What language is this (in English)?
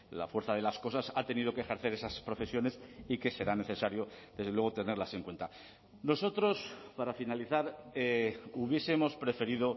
Spanish